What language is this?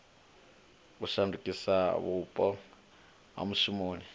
Venda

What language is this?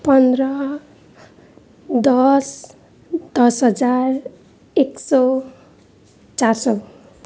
Nepali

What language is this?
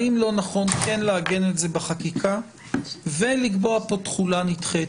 Hebrew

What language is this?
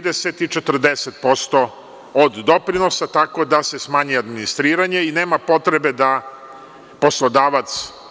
Serbian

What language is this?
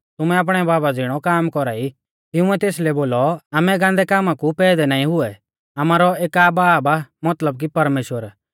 Mahasu Pahari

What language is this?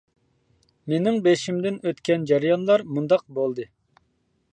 Uyghur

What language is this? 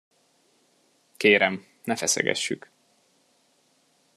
Hungarian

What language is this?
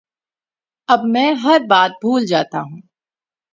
Urdu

